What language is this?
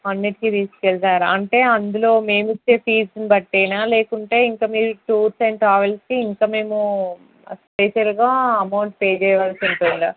Telugu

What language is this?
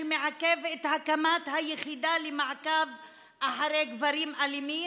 Hebrew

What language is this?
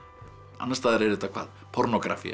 Icelandic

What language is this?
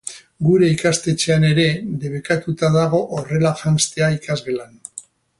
Basque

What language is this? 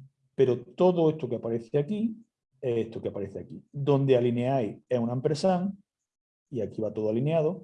Spanish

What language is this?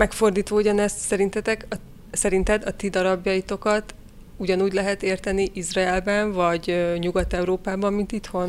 Hungarian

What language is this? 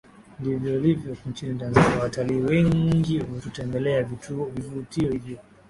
Swahili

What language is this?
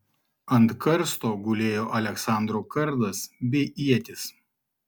Lithuanian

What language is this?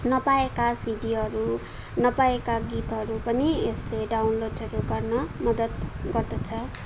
Nepali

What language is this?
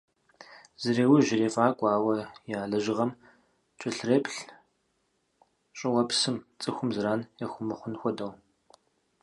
Kabardian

